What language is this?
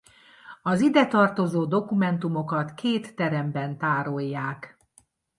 Hungarian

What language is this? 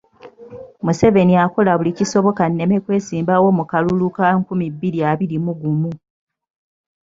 Ganda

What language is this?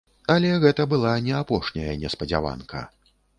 Belarusian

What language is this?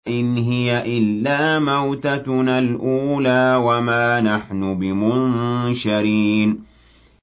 Arabic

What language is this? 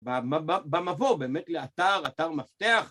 Hebrew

